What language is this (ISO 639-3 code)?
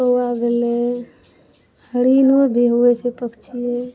mai